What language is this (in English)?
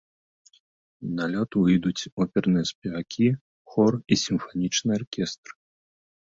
Belarusian